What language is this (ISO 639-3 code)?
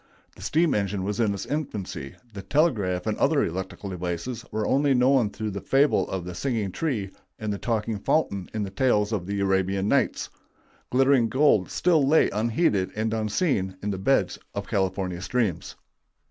eng